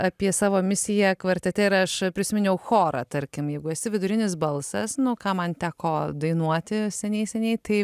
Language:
Lithuanian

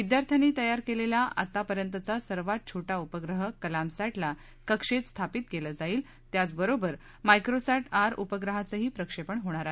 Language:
Marathi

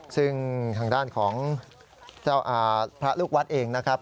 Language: Thai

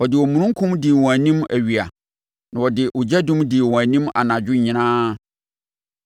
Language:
Akan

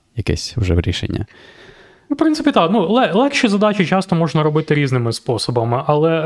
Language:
Ukrainian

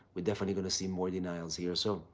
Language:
English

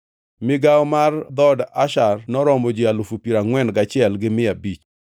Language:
Luo (Kenya and Tanzania)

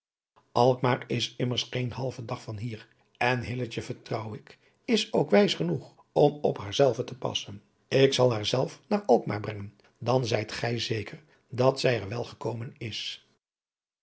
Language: Dutch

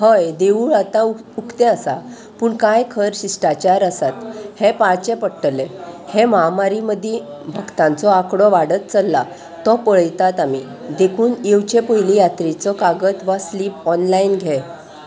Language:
Konkani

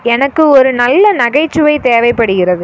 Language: Tamil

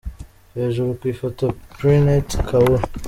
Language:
Kinyarwanda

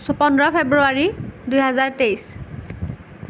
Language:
Assamese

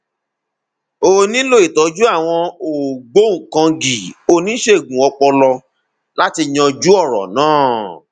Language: Yoruba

